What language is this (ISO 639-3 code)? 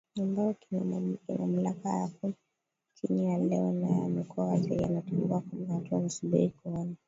swa